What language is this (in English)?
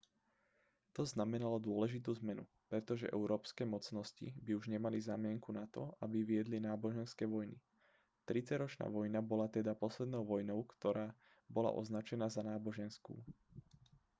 Slovak